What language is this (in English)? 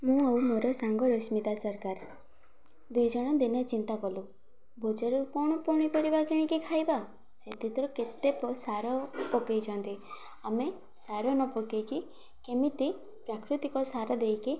Odia